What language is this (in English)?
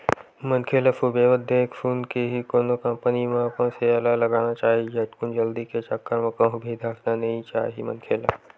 Chhattisgarhi